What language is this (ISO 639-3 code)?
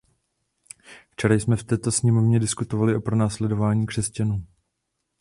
ces